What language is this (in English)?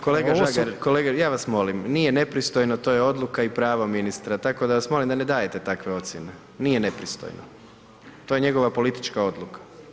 Croatian